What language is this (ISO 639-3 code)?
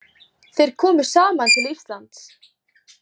isl